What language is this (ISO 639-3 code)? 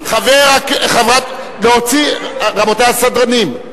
heb